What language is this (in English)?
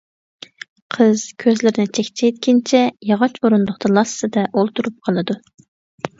Uyghur